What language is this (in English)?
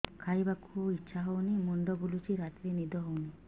Odia